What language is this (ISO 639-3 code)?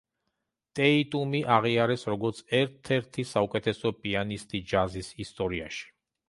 kat